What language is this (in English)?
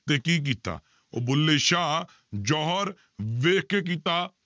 Punjabi